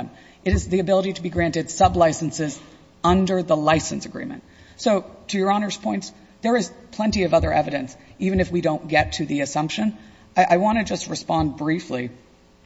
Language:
English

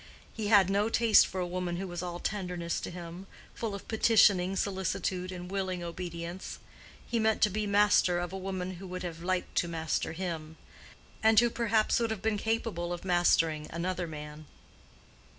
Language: English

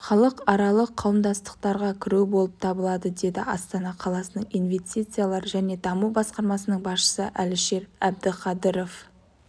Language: Kazakh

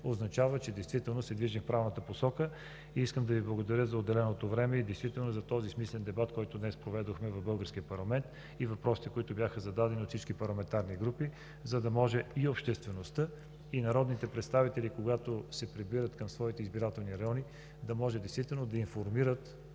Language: Bulgarian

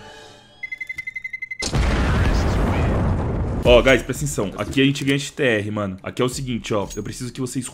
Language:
Portuguese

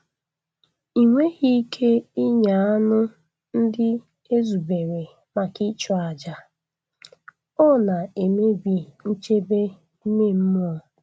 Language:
Igbo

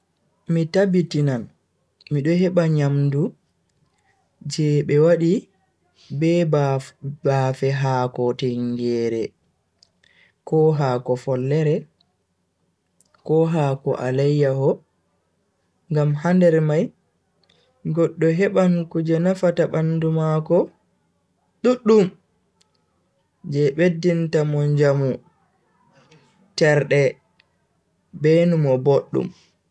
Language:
Bagirmi Fulfulde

